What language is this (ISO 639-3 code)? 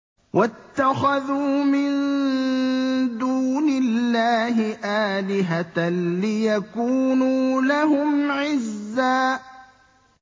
ara